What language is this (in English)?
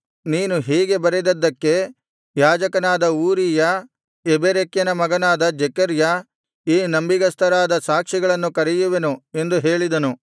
Kannada